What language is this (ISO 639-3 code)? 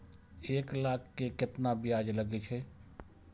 mai